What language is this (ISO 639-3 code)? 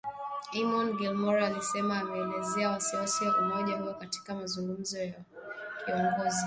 swa